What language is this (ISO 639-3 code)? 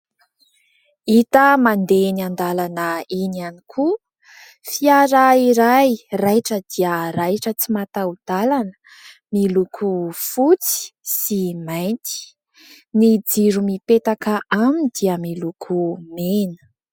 mlg